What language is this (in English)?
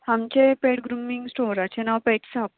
Konkani